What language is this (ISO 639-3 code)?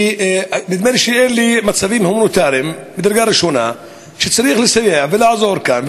heb